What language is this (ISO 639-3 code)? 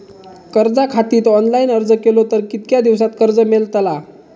mar